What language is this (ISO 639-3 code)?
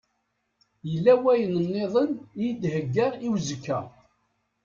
kab